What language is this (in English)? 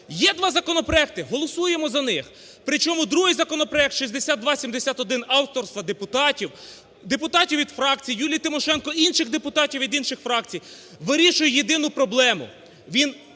Ukrainian